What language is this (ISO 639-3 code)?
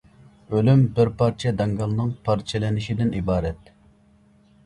uig